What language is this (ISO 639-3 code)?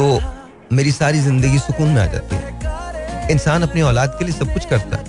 hin